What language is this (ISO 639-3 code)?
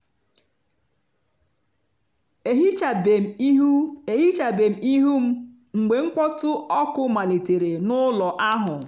ibo